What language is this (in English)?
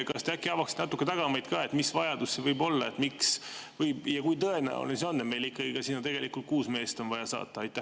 Estonian